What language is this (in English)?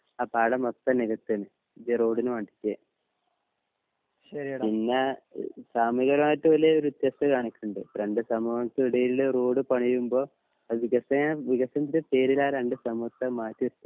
Malayalam